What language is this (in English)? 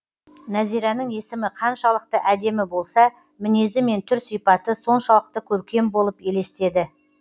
Kazakh